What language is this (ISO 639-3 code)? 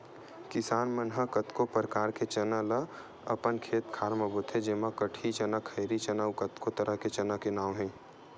hne